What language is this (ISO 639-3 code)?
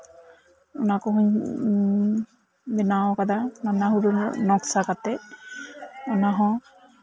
sat